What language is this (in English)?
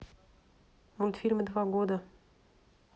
Russian